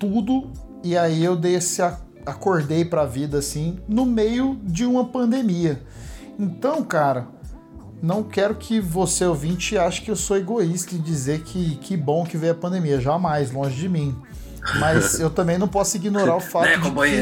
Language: Portuguese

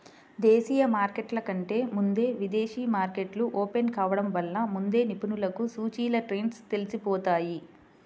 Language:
Telugu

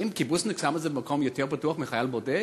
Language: Hebrew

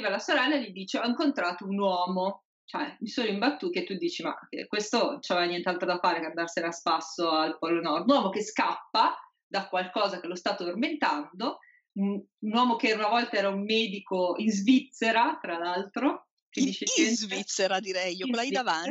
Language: Italian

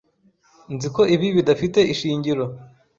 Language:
Kinyarwanda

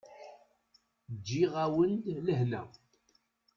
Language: Kabyle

